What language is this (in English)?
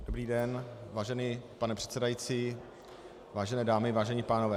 Czech